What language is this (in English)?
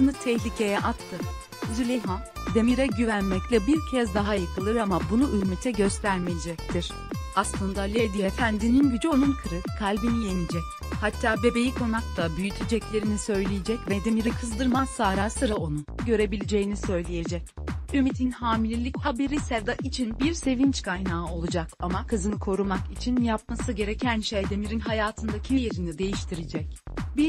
Turkish